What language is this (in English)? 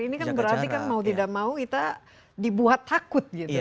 Indonesian